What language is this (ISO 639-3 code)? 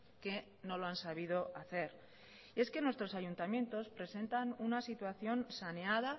spa